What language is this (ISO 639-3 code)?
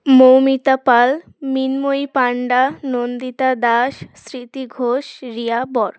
ben